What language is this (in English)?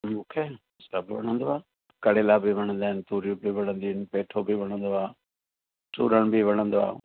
Sindhi